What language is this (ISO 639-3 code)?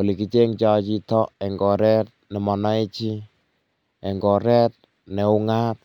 kln